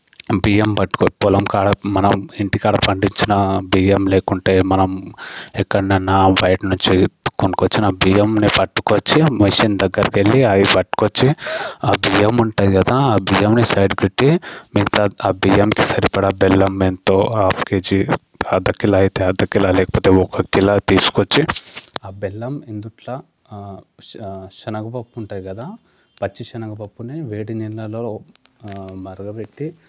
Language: Telugu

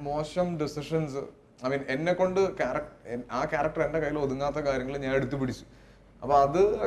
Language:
Malayalam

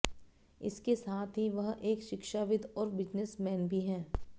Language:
Hindi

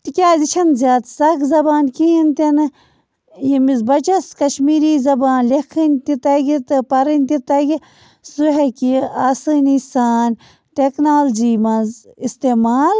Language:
Kashmiri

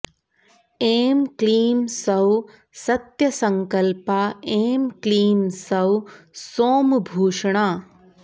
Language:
Sanskrit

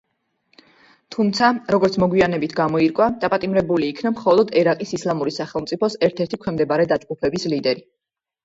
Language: Georgian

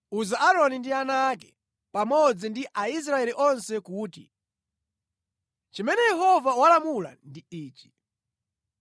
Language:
Nyanja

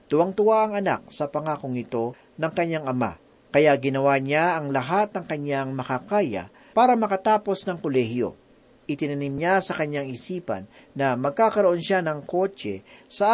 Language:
Filipino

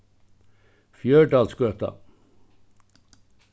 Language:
Faroese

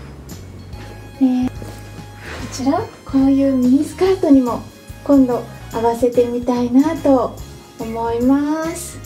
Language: Japanese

